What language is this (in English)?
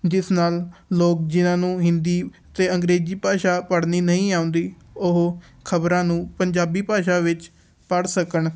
Punjabi